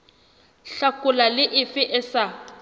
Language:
Southern Sotho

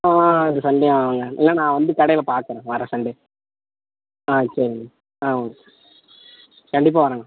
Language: Tamil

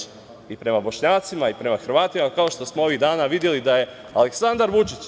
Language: Serbian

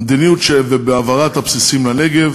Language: Hebrew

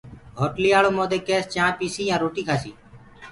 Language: Gurgula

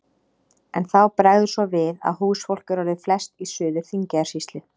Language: Icelandic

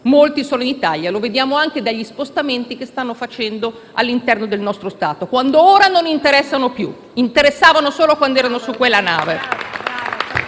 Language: Italian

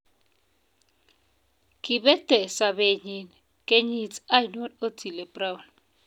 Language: Kalenjin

